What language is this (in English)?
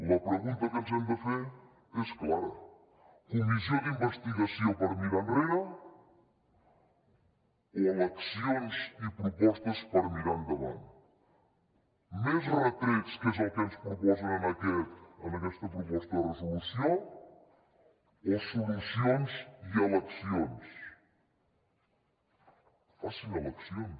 Catalan